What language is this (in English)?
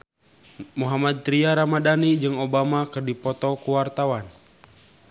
Sundanese